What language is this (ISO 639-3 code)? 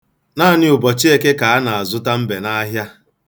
ibo